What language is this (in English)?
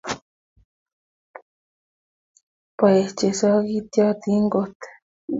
Kalenjin